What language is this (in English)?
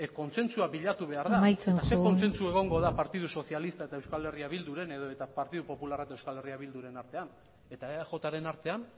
Basque